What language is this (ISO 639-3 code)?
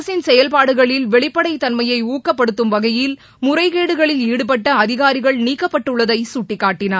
tam